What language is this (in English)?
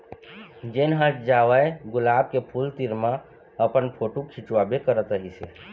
Chhattisgarhi